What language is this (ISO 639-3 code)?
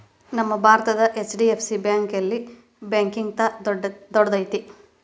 kan